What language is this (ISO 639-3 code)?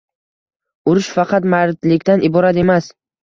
uzb